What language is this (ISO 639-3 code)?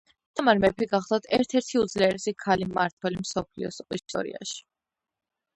kat